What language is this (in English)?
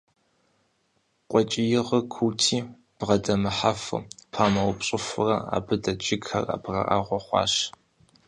Kabardian